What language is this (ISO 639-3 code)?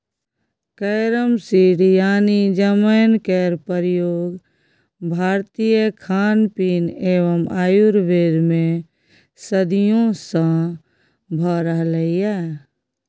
mai